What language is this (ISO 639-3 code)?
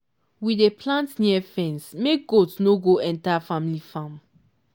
pcm